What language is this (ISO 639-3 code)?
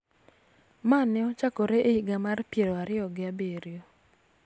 luo